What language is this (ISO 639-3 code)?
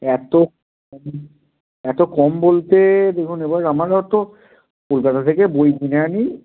ben